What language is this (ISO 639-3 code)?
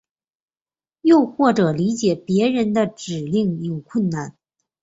zho